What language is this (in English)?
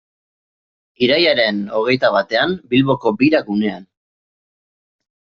Basque